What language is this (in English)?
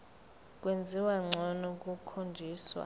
Zulu